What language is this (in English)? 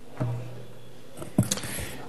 Hebrew